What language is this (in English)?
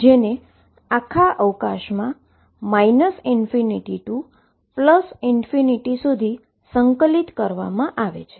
Gujarati